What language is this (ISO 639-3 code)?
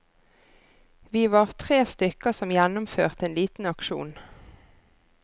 nor